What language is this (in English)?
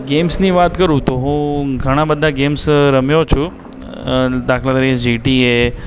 Gujarati